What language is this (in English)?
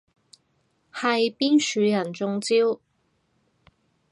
Cantonese